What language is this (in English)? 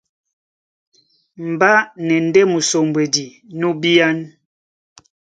Duala